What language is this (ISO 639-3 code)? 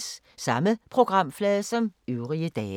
dan